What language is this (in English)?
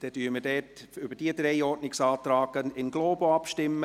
Swiss German